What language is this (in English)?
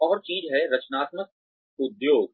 Hindi